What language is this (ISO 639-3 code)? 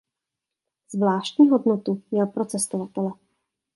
ces